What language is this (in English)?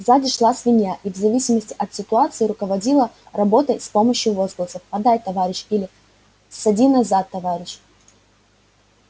Russian